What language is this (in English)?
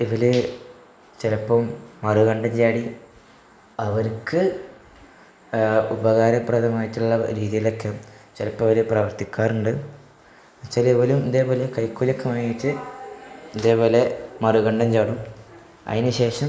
Malayalam